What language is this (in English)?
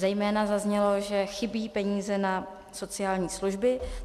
Czech